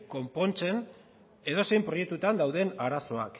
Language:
Basque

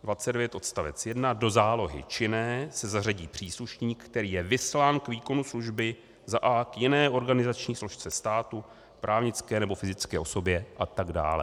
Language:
Czech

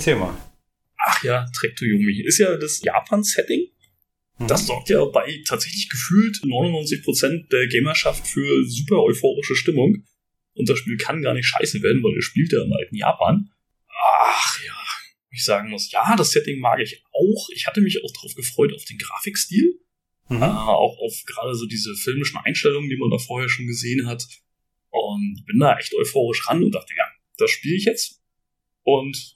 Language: German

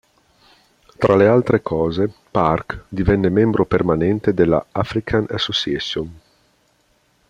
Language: Italian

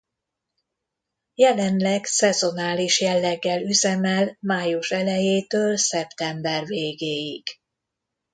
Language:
Hungarian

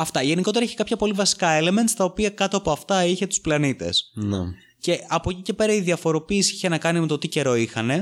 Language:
Greek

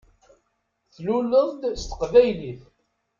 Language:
Kabyle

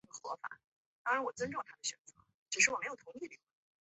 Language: Chinese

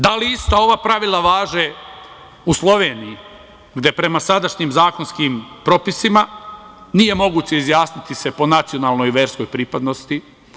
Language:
Serbian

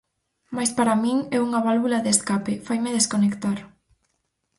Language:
Galician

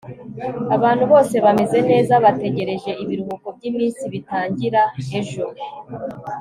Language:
Kinyarwanda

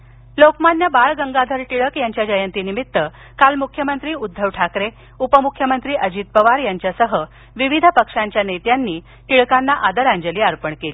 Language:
Marathi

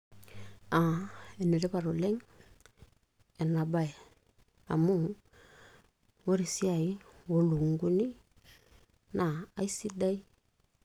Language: Masai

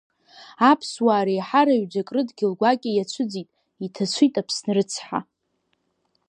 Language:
Abkhazian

